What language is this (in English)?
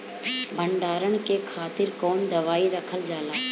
Bhojpuri